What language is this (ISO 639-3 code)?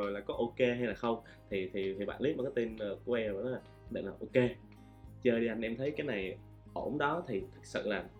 vie